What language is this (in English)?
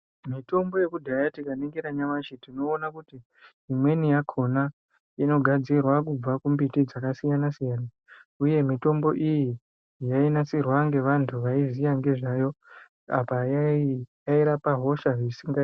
Ndau